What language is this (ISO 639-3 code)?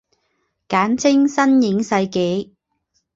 zho